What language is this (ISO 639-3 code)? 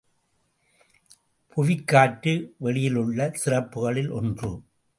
tam